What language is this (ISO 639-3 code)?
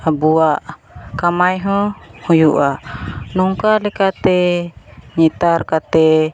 sat